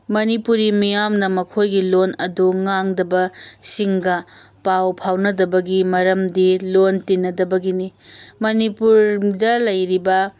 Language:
Manipuri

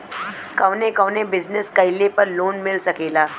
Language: Bhojpuri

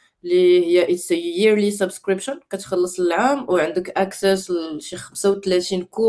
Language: Arabic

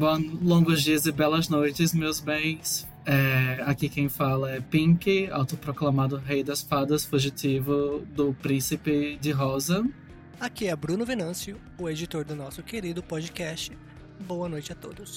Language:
Portuguese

